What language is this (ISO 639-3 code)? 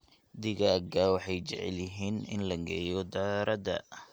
som